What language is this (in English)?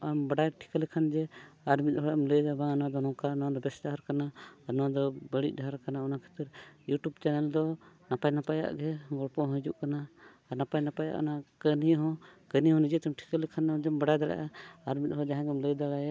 Santali